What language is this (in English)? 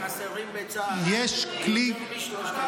Hebrew